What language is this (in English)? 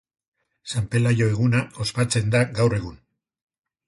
Basque